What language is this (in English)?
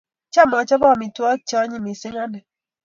Kalenjin